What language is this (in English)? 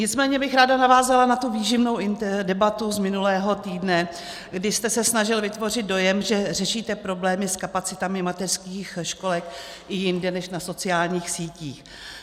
Czech